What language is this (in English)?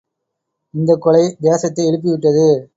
Tamil